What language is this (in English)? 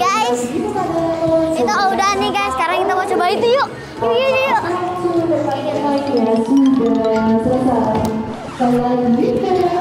Indonesian